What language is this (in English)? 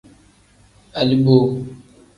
Tem